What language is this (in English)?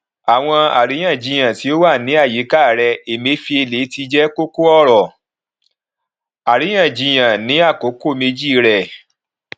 Yoruba